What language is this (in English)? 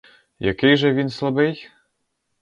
Ukrainian